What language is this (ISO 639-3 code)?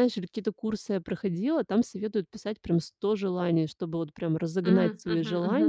rus